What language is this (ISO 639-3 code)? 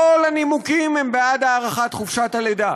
heb